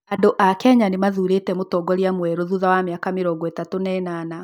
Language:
Kikuyu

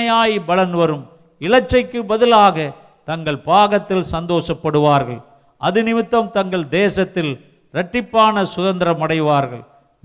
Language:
Tamil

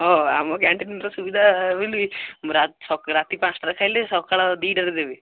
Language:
Odia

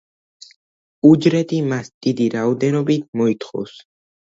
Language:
Georgian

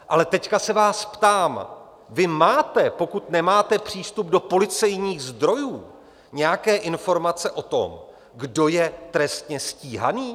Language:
Czech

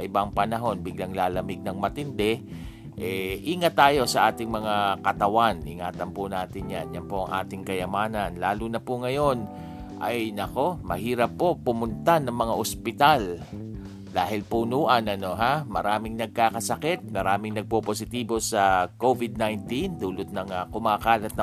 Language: Filipino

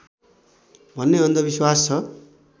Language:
Nepali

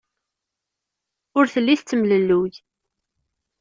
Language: Kabyle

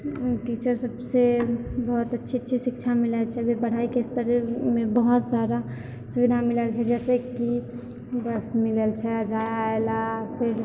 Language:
Maithili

